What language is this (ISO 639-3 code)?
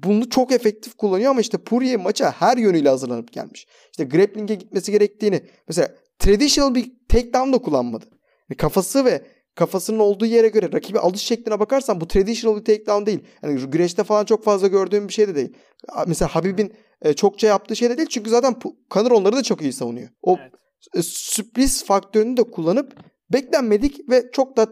tur